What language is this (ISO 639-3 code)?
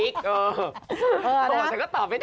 tha